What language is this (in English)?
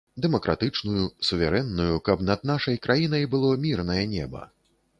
Belarusian